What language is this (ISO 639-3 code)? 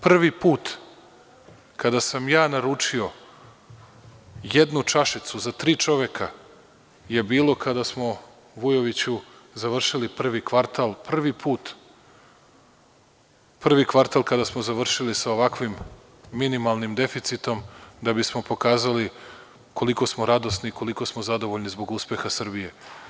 srp